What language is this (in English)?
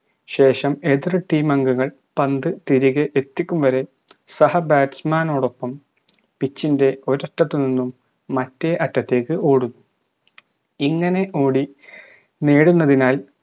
Malayalam